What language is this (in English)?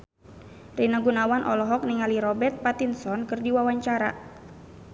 Sundanese